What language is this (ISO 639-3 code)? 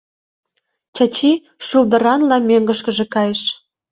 chm